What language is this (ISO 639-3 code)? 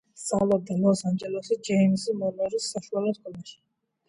kat